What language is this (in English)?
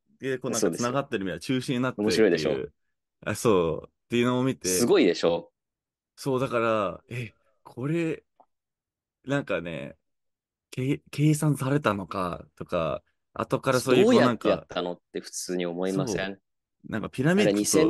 Japanese